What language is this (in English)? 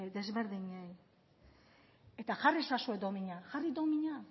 Basque